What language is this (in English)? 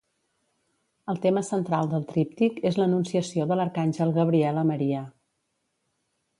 Catalan